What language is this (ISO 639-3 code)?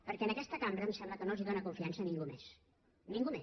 cat